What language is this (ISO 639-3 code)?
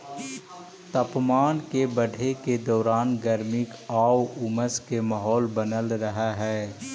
mag